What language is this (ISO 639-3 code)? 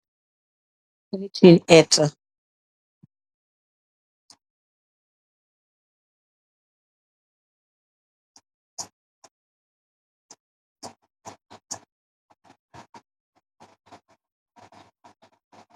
wol